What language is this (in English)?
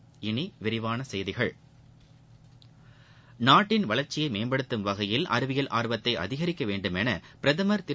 Tamil